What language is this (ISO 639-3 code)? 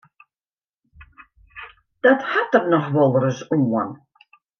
fry